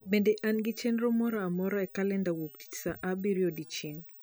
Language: Luo (Kenya and Tanzania)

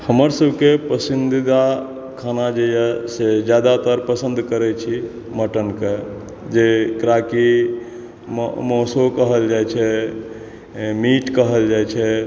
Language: Maithili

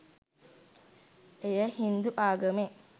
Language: Sinhala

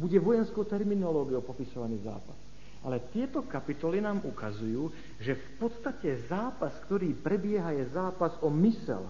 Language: Slovak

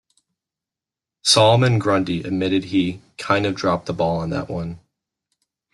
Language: English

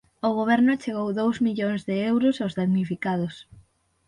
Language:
Galician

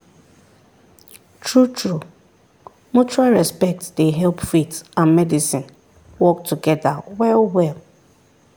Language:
Nigerian Pidgin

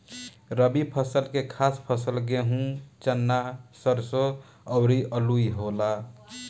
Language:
Bhojpuri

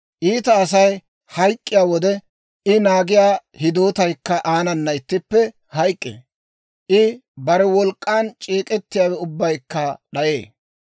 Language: Dawro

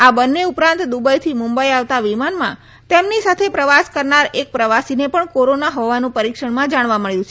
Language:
Gujarati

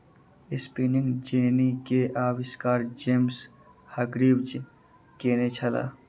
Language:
Maithili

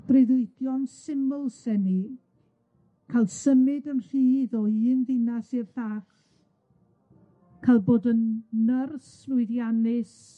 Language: Welsh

